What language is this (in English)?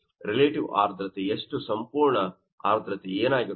Kannada